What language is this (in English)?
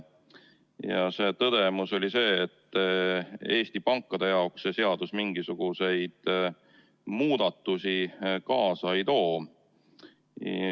Estonian